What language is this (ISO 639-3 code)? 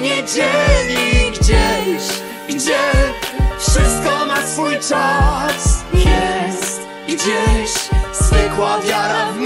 pol